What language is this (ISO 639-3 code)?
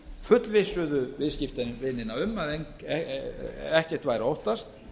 isl